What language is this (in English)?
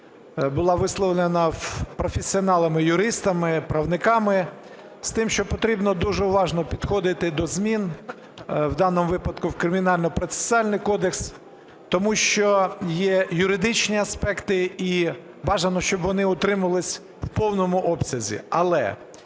Ukrainian